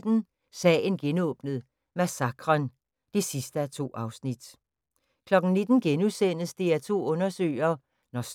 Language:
Danish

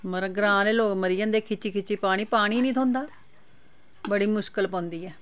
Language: Dogri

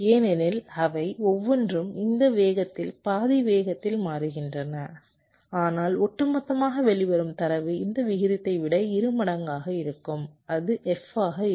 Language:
Tamil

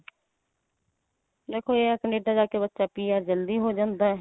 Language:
Punjabi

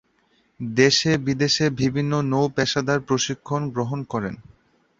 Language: Bangla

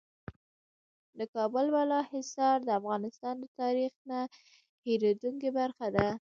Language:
Pashto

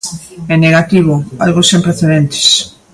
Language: Galician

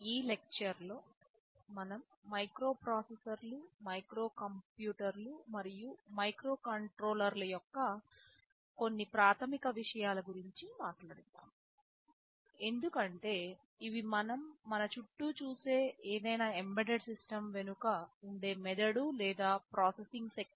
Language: Telugu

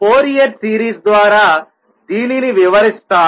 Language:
Telugu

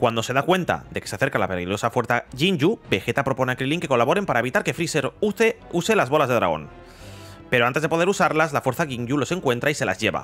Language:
Spanish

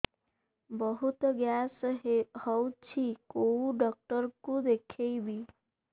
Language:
Odia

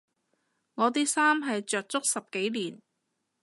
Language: Cantonese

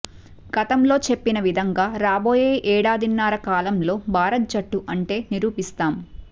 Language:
Telugu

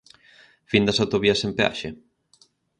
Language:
Galician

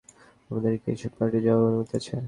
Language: Bangla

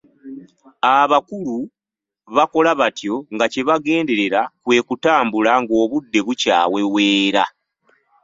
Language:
Ganda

